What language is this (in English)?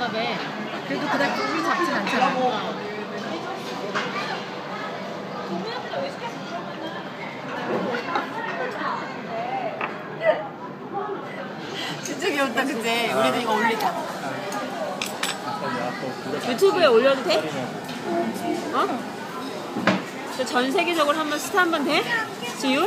Korean